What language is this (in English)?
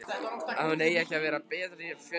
Icelandic